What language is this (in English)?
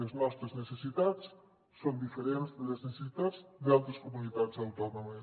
Catalan